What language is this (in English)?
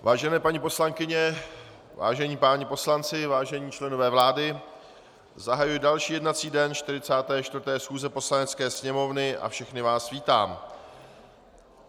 Czech